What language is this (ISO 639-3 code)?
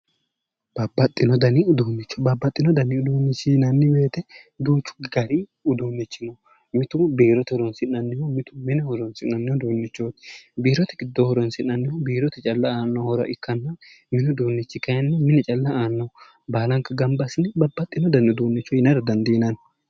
sid